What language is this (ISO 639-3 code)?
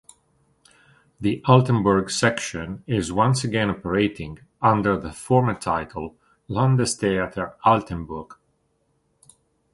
eng